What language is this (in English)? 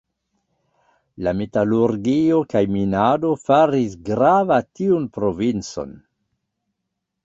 Esperanto